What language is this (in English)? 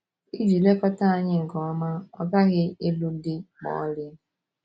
Igbo